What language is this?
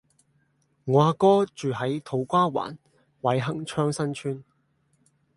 Cantonese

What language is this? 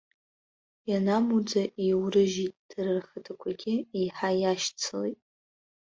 Abkhazian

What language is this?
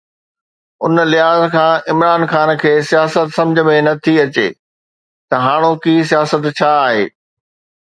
Sindhi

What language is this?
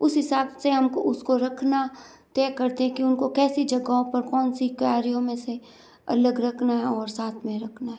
Hindi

